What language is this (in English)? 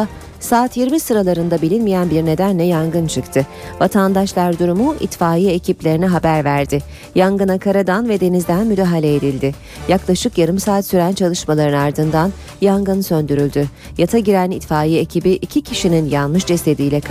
Turkish